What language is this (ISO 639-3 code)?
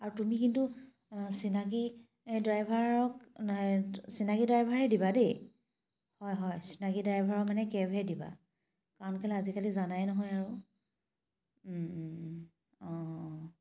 asm